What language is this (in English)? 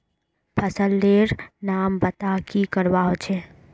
Magahi